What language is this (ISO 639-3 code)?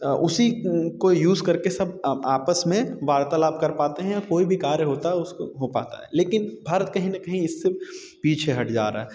hin